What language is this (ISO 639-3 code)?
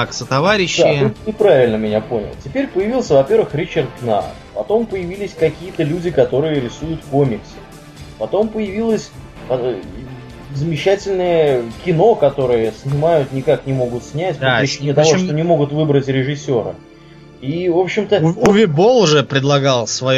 rus